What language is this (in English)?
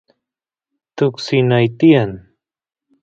Santiago del Estero Quichua